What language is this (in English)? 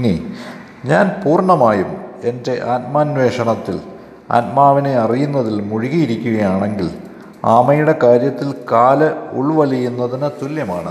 Malayalam